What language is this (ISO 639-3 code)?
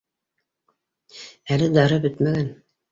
bak